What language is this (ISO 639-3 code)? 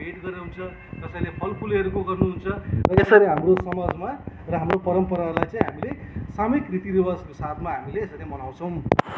nep